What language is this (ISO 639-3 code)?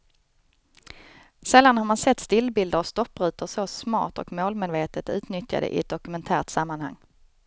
swe